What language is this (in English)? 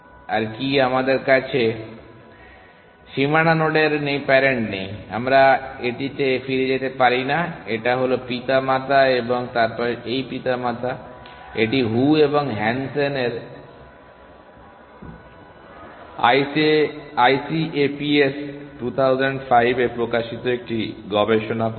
Bangla